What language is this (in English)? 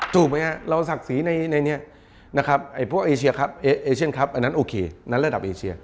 Thai